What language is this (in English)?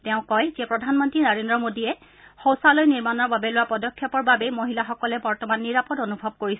Assamese